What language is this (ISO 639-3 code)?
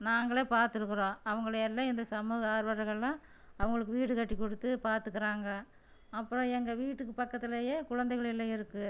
tam